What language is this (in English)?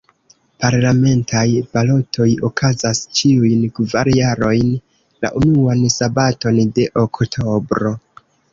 Esperanto